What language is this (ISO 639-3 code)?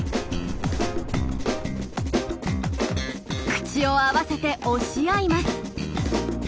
jpn